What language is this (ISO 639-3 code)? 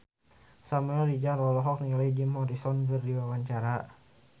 sun